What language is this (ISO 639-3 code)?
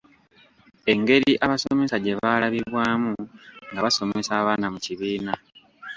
lug